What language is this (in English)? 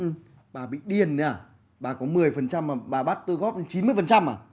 Vietnamese